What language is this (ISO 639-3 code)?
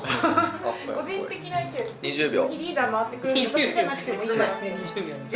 jpn